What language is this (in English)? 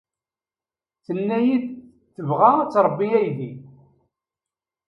Kabyle